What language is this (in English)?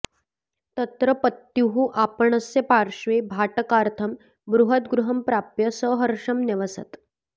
Sanskrit